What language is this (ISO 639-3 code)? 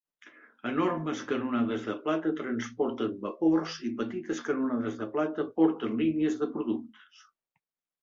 cat